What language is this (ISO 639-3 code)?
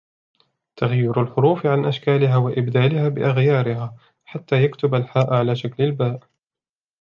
ara